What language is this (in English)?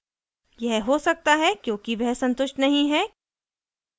Hindi